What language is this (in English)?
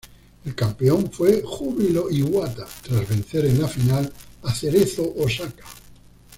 Spanish